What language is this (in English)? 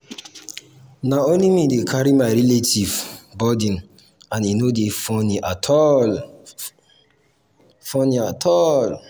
Nigerian Pidgin